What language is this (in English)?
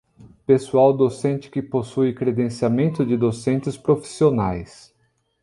Portuguese